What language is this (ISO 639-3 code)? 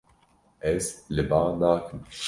kur